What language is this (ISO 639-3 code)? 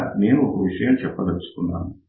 tel